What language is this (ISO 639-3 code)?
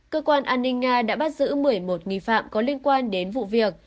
vie